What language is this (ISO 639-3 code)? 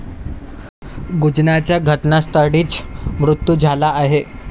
mar